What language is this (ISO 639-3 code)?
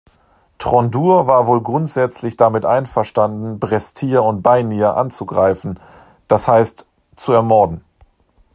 deu